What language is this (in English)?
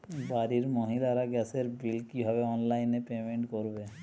Bangla